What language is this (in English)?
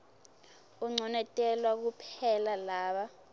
Swati